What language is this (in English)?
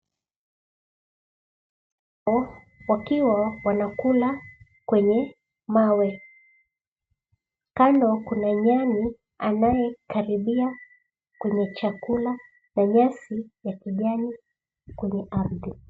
Swahili